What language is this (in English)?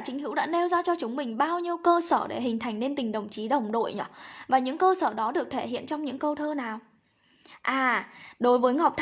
Vietnamese